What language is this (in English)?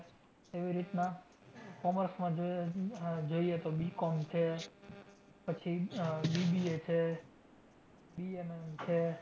Gujarati